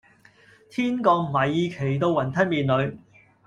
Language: Cantonese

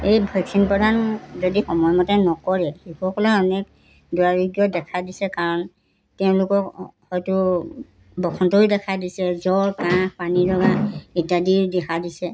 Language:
Assamese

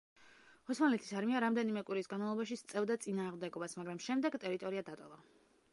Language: Georgian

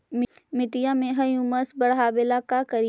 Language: Magahi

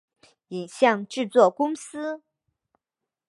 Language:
Chinese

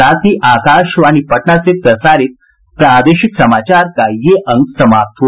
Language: Hindi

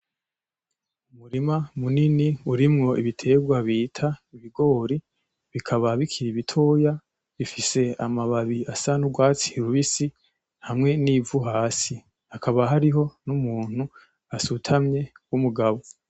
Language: Rundi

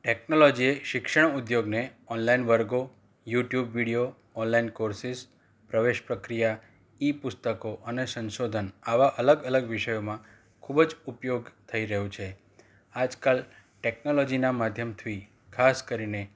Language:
Gujarati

